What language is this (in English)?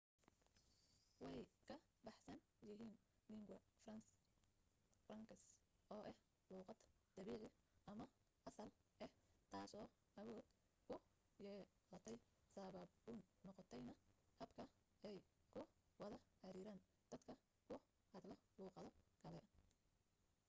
Somali